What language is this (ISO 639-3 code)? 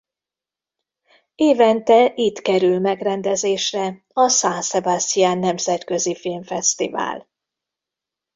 hun